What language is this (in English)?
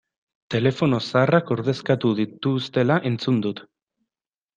Basque